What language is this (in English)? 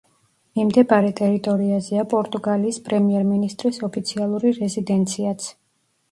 Georgian